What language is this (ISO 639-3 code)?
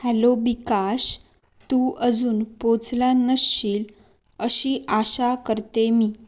mar